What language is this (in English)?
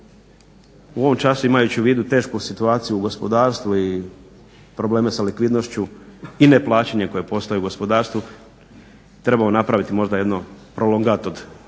Croatian